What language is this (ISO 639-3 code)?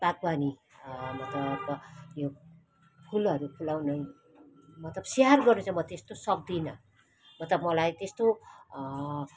nep